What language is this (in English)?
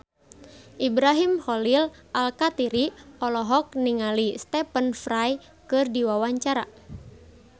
Sundanese